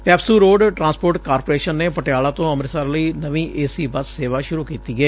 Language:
Punjabi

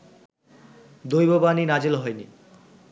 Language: Bangla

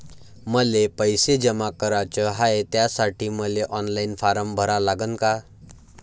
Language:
Marathi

